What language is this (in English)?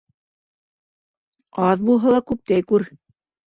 Bashkir